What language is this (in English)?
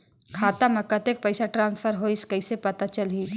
Chhattisgarhi